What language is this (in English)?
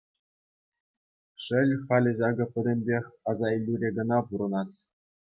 Chuvash